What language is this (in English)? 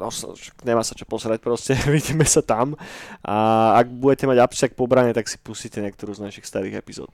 Slovak